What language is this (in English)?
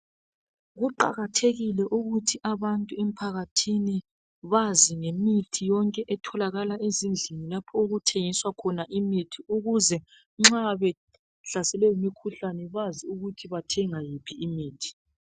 North Ndebele